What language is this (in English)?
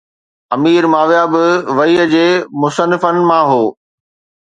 Sindhi